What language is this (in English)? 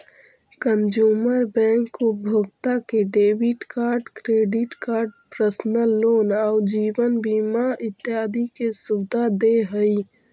Magahi